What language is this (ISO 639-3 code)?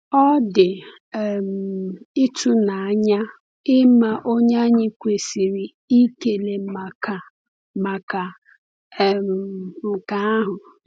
ibo